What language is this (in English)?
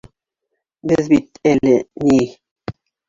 Bashkir